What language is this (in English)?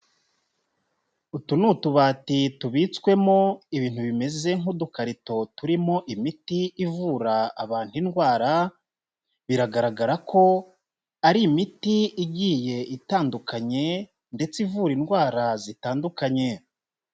Kinyarwanda